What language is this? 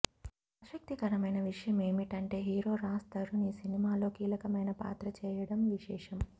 Telugu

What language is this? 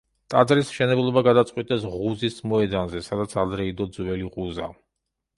Georgian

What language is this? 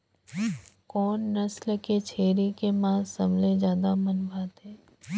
Chhattisgarhi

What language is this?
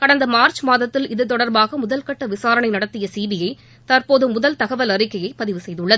Tamil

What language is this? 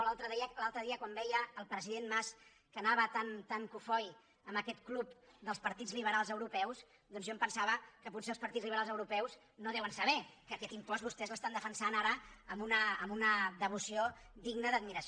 Catalan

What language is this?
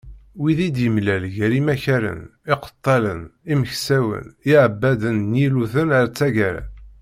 Kabyle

